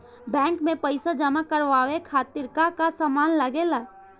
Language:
Bhojpuri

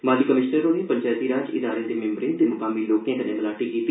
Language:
Dogri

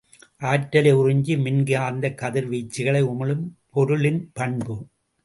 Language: Tamil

